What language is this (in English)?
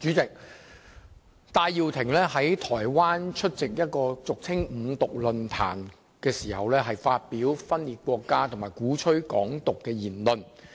Cantonese